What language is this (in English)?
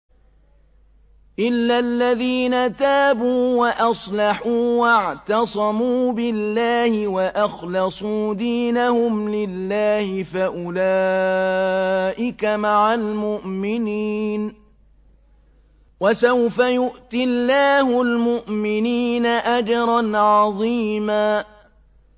Arabic